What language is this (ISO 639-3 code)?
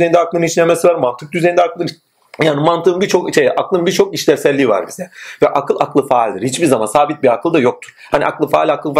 tur